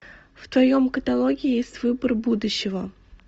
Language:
Russian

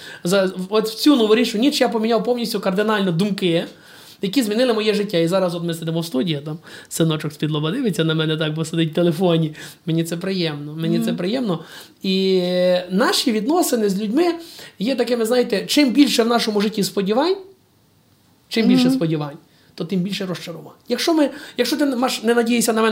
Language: Ukrainian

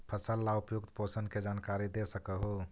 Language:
Magahi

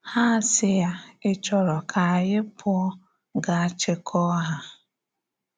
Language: Igbo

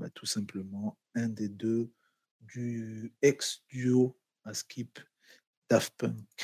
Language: French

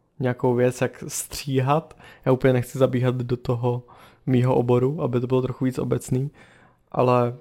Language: Czech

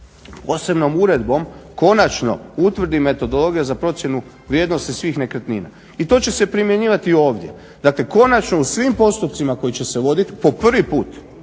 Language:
Croatian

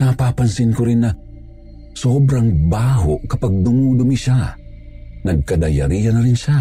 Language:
Filipino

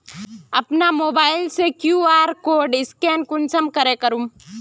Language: Magahi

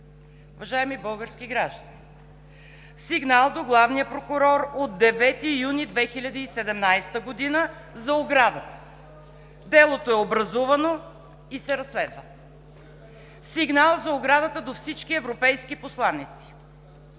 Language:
Bulgarian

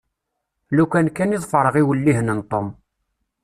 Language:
Kabyle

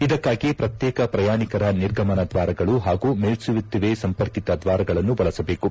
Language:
Kannada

